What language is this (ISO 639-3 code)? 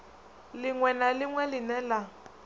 ven